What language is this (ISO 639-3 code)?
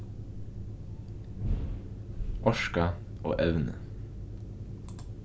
fao